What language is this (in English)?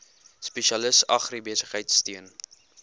Afrikaans